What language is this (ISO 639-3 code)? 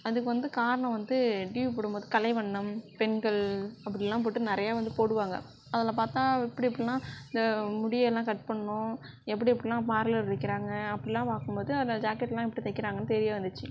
tam